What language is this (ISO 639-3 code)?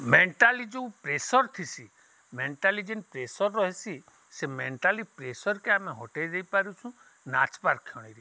ori